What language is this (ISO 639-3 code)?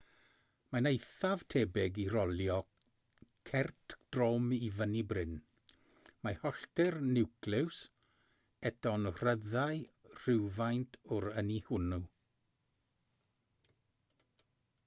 cym